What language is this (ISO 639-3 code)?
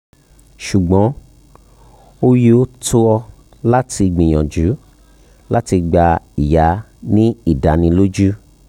yor